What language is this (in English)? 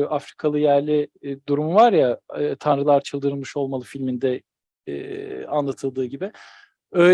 Turkish